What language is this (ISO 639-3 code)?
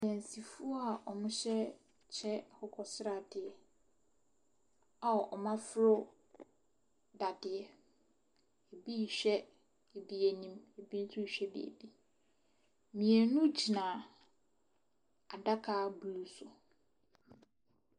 aka